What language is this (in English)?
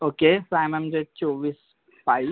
Marathi